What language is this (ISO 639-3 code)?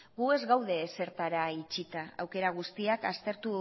eus